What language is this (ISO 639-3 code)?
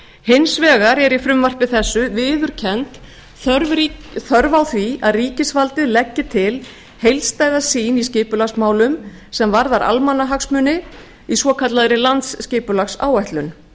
isl